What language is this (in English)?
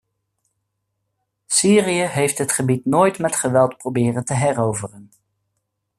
Dutch